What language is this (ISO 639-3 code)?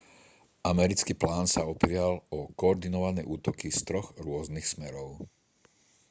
slk